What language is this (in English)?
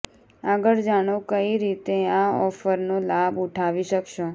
Gujarati